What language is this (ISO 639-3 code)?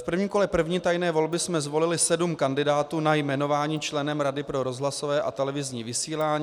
ces